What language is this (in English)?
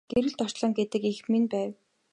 Mongolian